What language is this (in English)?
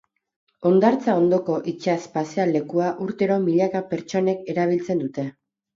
Basque